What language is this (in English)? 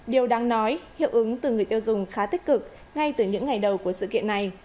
Vietnamese